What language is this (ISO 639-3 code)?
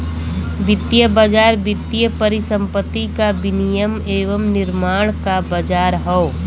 bho